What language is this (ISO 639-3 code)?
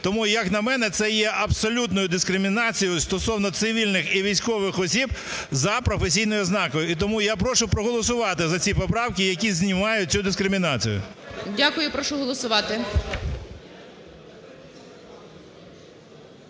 ukr